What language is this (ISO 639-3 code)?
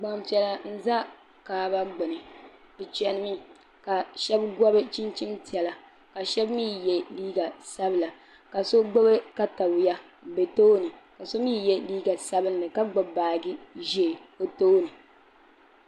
dag